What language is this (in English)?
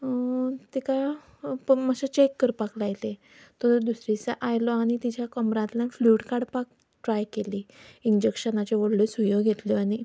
Konkani